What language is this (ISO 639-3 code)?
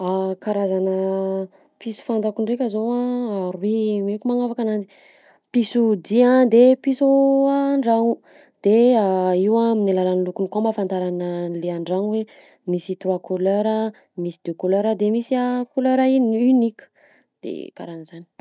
bzc